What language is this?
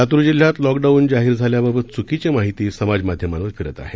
Marathi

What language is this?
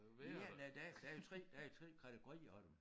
Danish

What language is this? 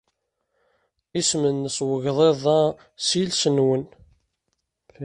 Kabyle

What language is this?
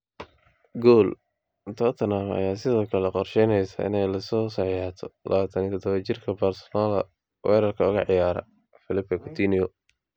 Somali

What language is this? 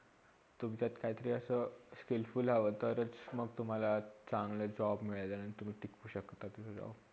Marathi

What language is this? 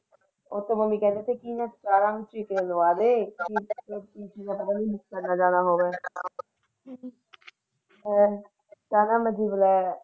Punjabi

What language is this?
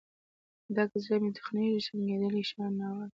Pashto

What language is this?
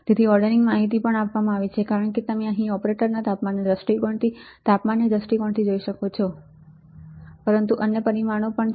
Gujarati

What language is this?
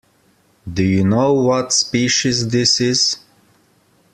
English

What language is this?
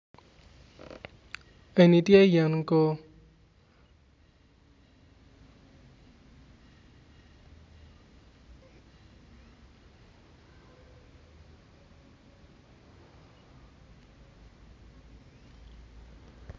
Acoli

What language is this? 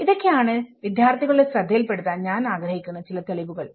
Malayalam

